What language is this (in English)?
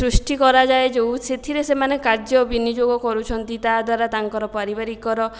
Odia